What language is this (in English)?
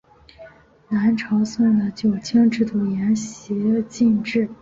Chinese